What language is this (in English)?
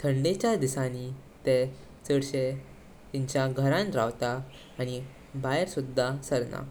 Konkani